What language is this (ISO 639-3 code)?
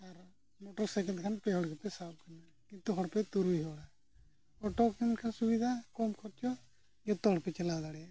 sat